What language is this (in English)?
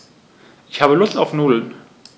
German